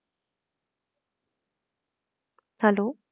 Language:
Punjabi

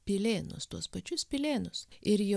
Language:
Lithuanian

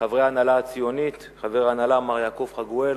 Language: Hebrew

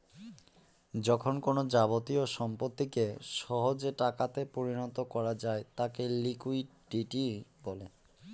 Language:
Bangla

